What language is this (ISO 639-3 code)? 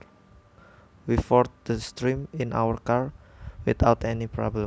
jav